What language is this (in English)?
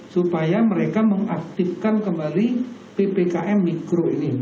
Indonesian